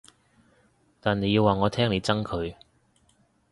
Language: Cantonese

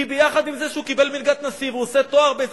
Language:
Hebrew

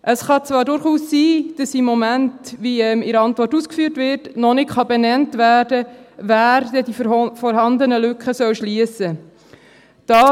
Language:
Swiss German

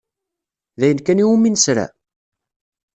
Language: Kabyle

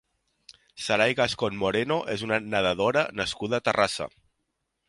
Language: Catalan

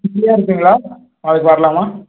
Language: Tamil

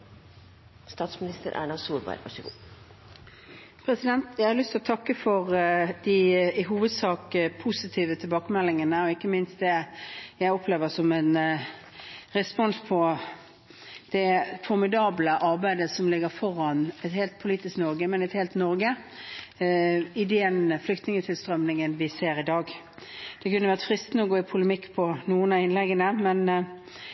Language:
Norwegian Bokmål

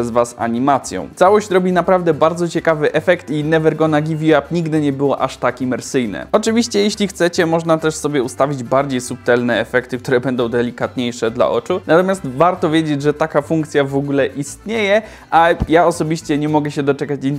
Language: Polish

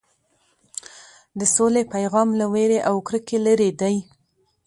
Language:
Pashto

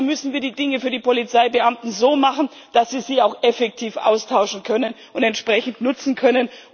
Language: German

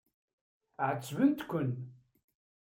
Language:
Kabyle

